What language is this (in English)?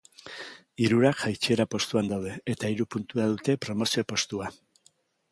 Basque